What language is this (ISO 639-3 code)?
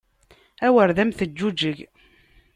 kab